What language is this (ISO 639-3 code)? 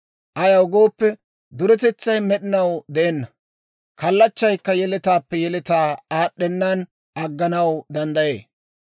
dwr